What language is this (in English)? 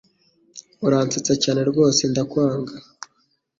Kinyarwanda